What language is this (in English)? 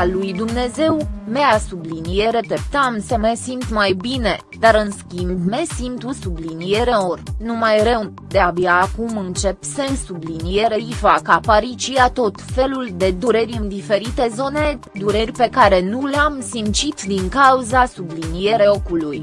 Romanian